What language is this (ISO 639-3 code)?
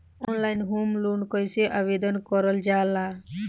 bho